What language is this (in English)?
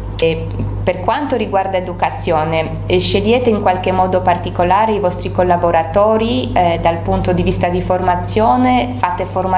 Italian